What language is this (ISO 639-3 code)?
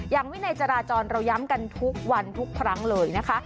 tha